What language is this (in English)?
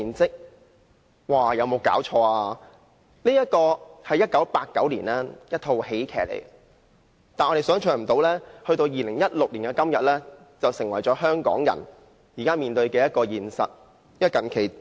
Cantonese